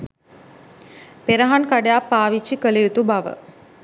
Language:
Sinhala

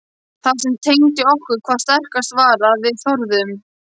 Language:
Icelandic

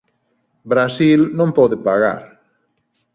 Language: Galician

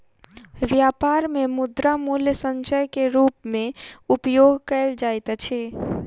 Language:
Maithili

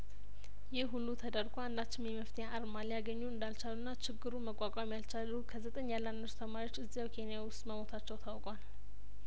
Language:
Amharic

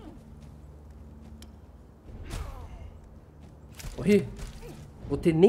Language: Portuguese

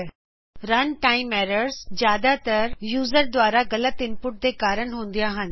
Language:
Punjabi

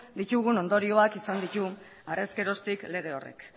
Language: Basque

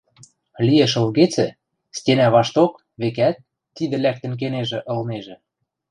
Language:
Western Mari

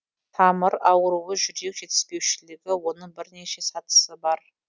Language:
Kazakh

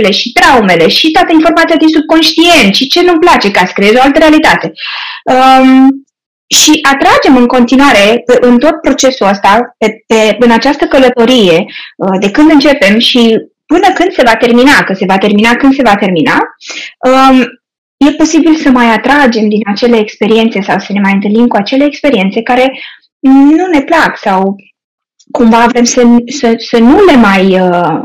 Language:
Romanian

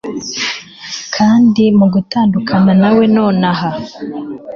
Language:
Kinyarwanda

